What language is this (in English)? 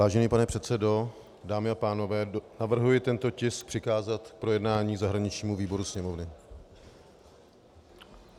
Czech